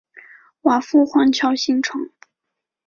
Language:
Chinese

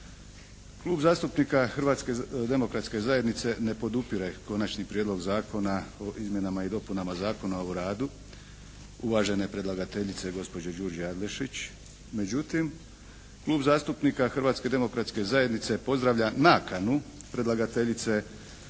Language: Croatian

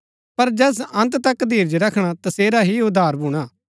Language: Gaddi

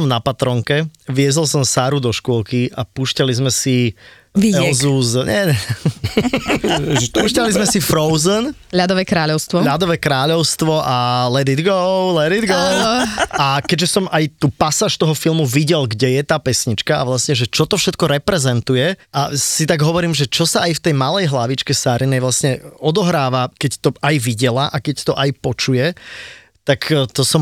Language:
Czech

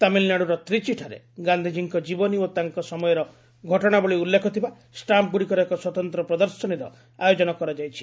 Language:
Odia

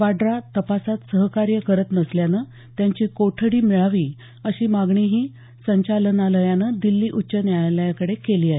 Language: Marathi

